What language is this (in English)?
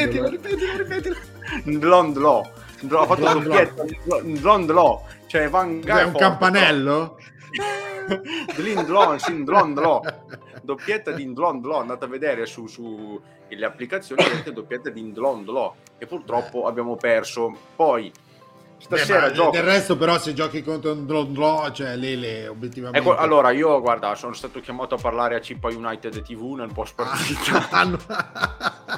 Italian